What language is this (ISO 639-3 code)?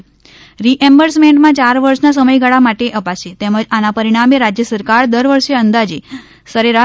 guj